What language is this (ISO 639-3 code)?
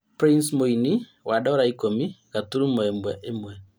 kik